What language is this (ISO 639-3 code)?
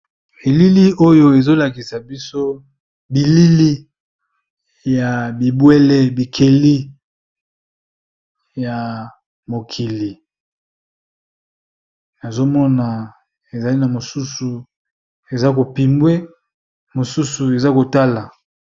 lin